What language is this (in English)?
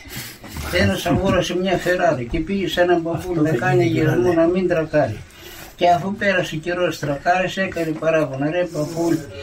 Greek